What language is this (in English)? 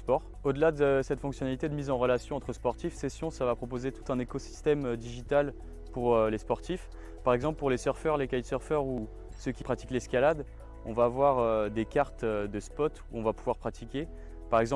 French